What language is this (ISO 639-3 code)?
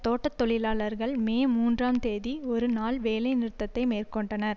tam